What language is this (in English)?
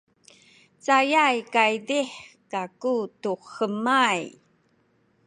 Sakizaya